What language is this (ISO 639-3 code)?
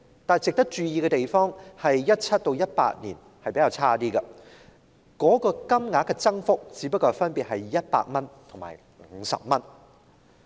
yue